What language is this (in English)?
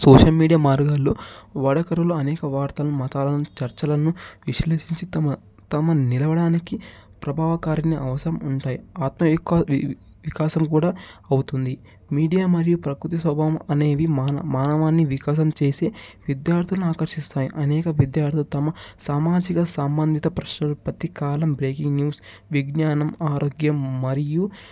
Telugu